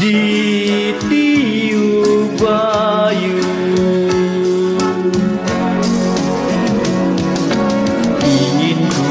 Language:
Vietnamese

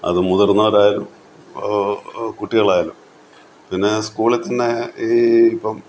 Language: Malayalam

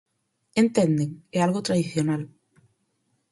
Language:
Galician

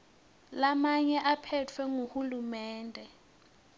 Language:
Swati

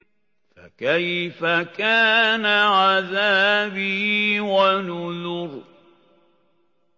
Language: Arabic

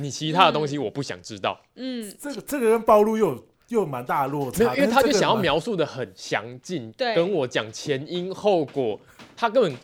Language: Chinese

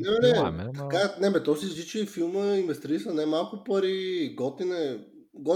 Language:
Bulgarian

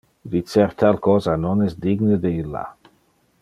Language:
Interlingua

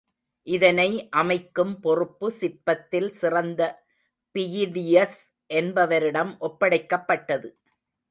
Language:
Tamil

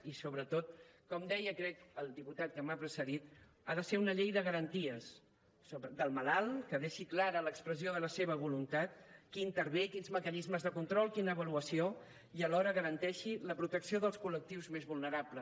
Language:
Catalan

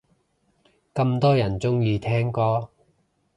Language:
Cantonese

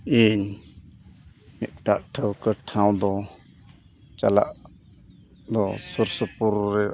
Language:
Santali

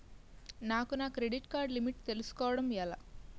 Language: Telugu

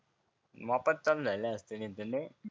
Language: Marathi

